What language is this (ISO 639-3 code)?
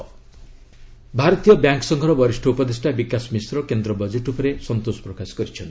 ori